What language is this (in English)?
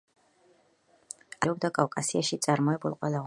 Georgian